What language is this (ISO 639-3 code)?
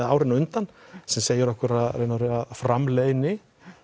isl